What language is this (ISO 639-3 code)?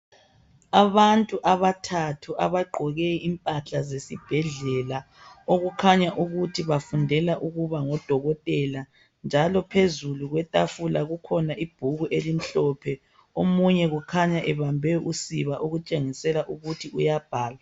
nde